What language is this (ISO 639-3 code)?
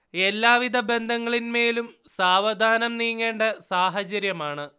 mal